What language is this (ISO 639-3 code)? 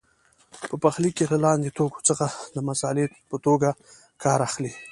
pus